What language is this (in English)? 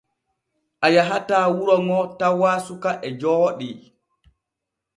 Borgu Fulfulde